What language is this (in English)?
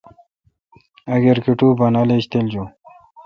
Kalkoti